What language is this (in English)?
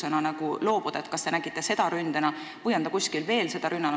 Estonian